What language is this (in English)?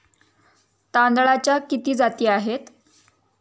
Marathi